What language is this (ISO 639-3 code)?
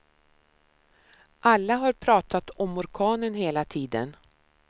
swe